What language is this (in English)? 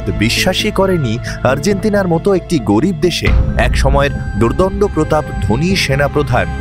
Bangla